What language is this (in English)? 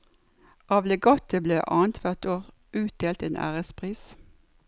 Norwegian